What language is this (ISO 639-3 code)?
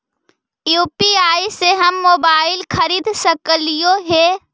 mag